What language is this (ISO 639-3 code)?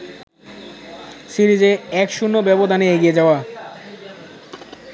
ben